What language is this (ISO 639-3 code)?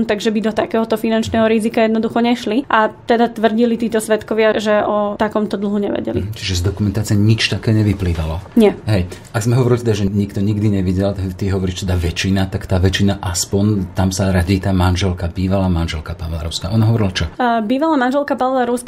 slk